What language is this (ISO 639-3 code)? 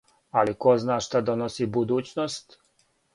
srp